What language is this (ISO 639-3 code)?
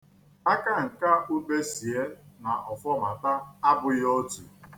ibo